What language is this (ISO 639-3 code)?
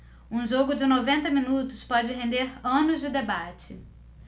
por